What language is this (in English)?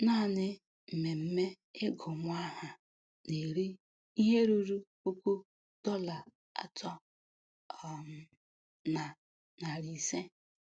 Igbo